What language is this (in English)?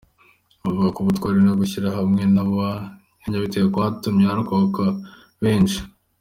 Kinyarwanda